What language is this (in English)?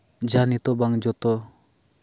Santali